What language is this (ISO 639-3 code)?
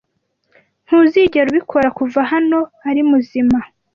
kin